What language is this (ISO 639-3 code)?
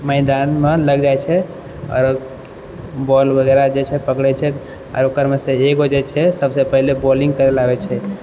mai